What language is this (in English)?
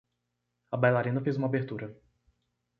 Portuguese